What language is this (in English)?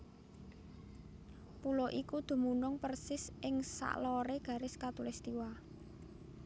Javanese